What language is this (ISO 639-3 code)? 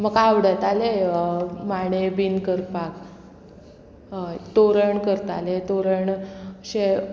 kok